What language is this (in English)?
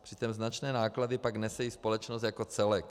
Czech